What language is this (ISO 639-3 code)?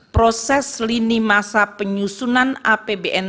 ind